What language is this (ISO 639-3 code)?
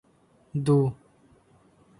tgk